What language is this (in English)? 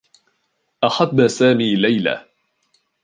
Arabic